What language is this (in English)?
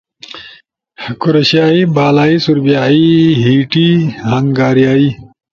Ushojo